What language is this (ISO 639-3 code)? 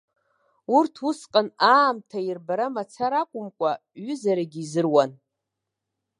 abk